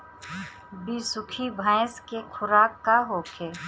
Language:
Bhojpuri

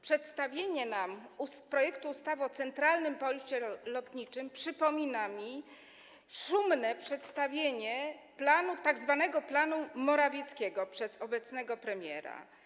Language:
Polish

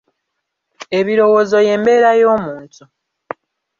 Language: Ganda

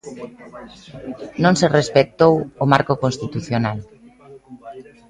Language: Galician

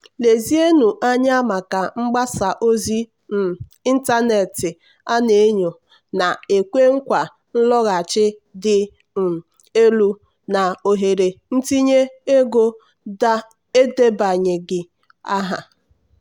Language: Igbo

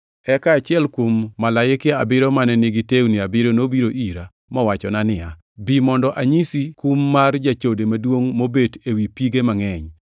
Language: Luo (Kenya and Tanzania)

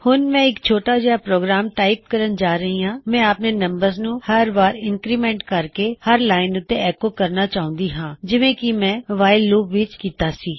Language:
Punjabi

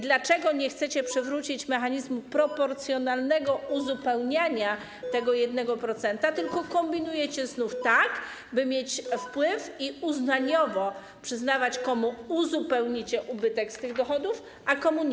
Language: Polish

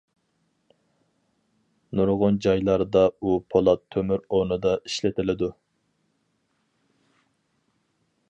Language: Uyghur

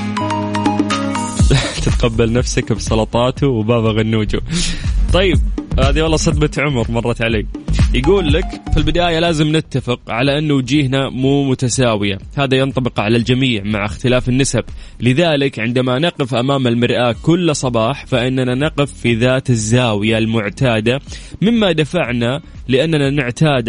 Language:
Arabic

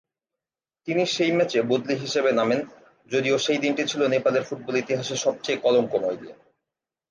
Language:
Bangla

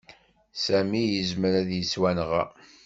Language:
Kabyle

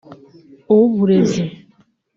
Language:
Kinyarwanda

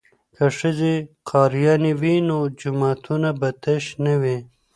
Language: Pashto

